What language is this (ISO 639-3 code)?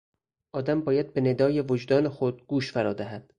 fas